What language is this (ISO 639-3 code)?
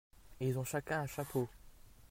fra